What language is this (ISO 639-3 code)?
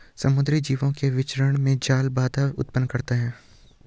hin